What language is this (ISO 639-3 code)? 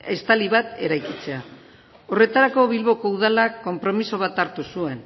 eus